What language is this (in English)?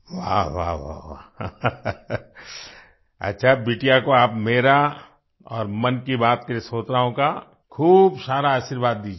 Hindi